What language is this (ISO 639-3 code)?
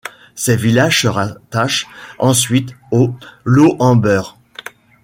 fra